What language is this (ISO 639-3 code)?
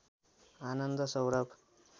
nep